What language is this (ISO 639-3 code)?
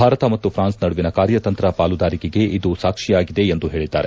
kan